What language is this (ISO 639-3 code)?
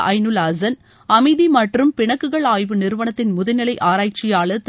tam